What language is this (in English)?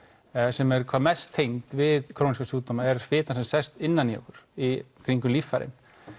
Icelandic